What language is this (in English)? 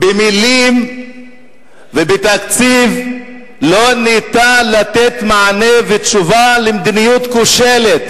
Hebrew